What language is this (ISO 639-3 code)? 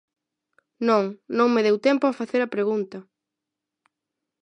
glg